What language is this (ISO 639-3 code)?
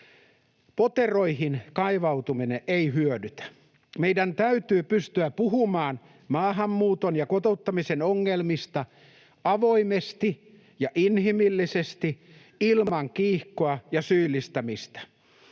fin